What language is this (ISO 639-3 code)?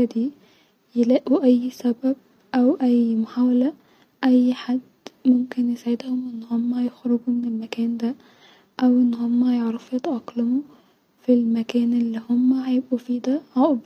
arz